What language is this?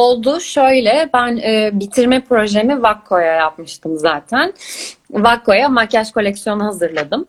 Turkish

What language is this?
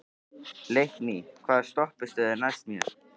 Icelandic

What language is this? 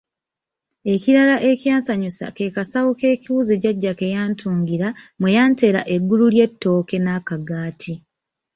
Ganda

